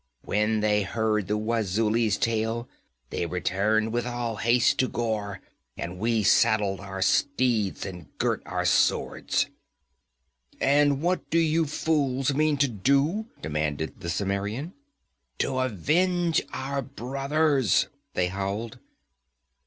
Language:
English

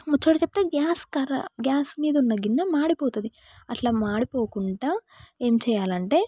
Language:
Telugu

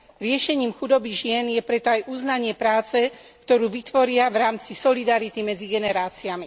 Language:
Slovak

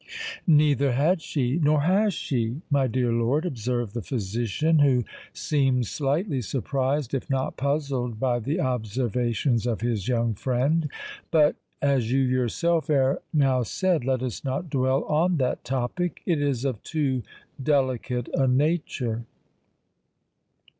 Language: English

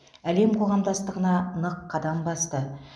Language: Kazakh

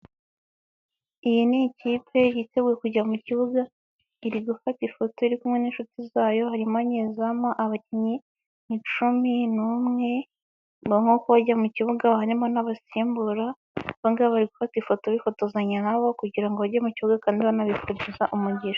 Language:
Kinyarwanda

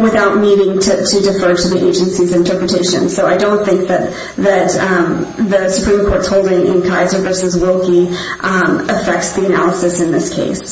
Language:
English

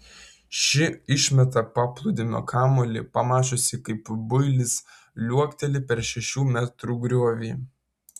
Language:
Lithuanian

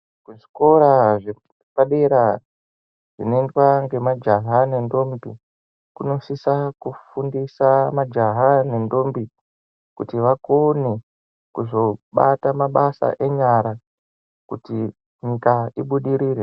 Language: Ndau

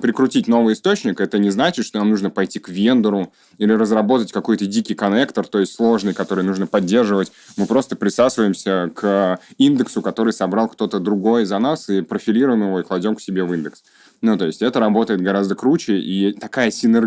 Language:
Russian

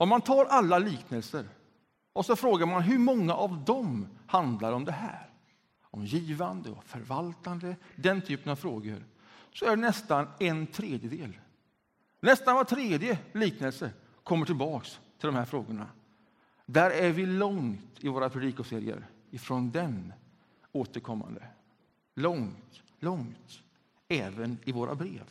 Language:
Swedish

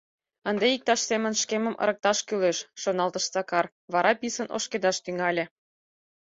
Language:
Mari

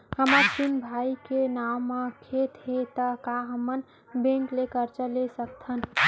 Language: Chhattisgarhi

